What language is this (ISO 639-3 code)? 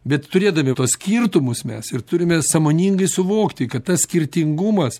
lit